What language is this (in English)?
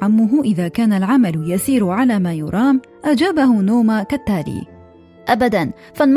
Arabic